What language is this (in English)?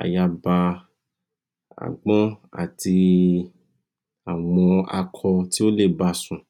Yoruba